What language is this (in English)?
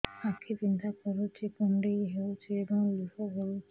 Odia